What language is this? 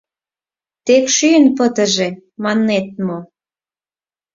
Mari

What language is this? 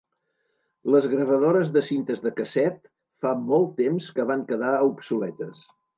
Catalan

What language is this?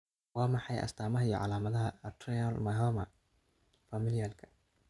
Somali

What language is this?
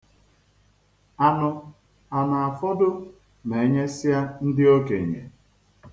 Igbo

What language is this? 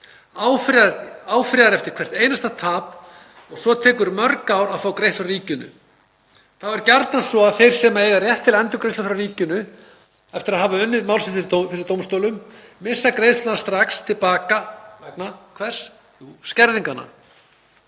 Icelandic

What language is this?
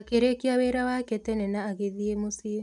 Kikuyu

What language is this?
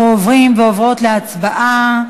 Hebrew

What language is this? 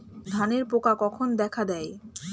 Bangla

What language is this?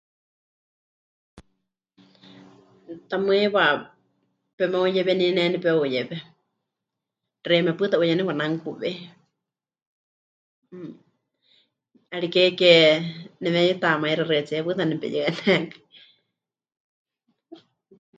Huichol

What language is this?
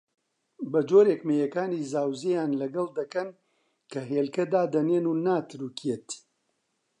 Central Kurdish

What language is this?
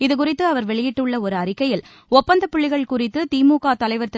Tamil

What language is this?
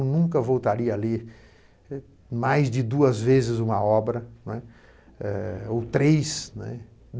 Portuguese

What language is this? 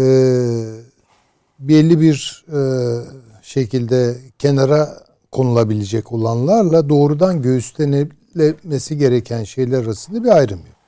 Turkish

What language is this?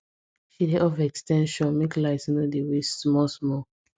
Nigerian Pidgin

